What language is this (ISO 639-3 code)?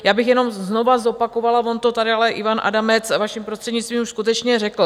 ces